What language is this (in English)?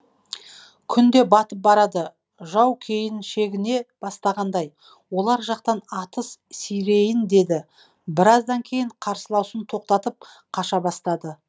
Kazakh